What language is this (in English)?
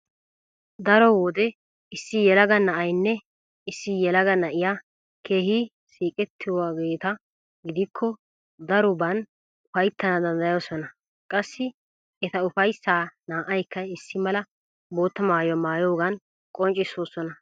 Wolaytta